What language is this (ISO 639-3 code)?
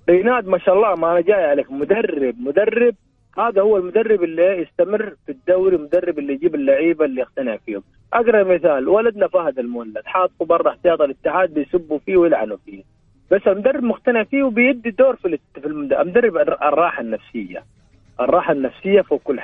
ara